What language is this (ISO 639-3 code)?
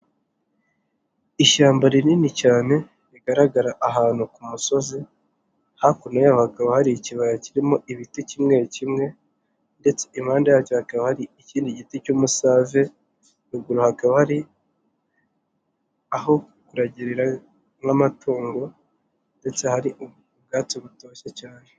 kin